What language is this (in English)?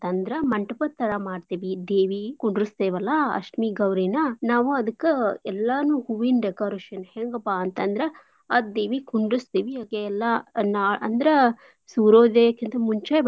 Kannada